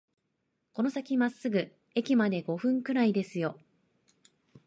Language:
Japanese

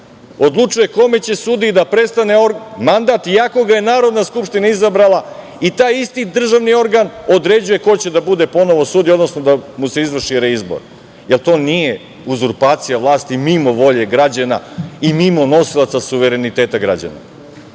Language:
Serbian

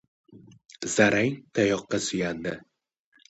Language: Uzbek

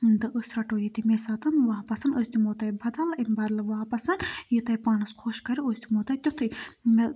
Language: Kashmiri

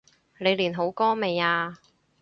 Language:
Cantonese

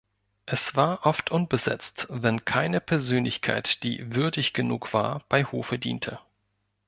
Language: German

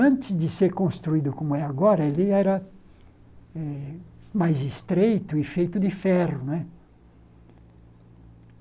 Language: Portuguese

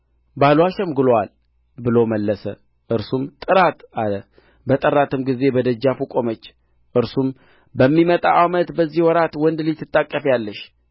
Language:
Amharic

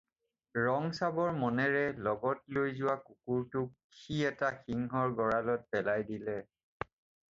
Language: Assamese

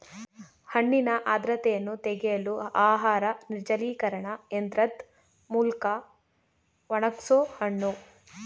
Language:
Kannada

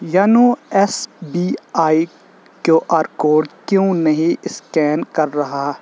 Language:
Urdu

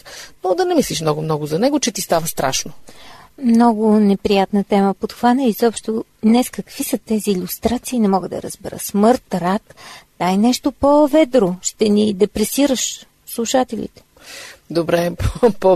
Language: Bulgarian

